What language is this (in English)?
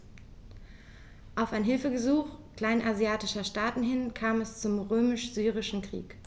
German